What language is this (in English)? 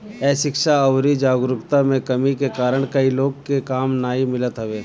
Bhojpuri